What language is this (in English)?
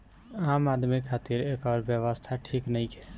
Bhojpuri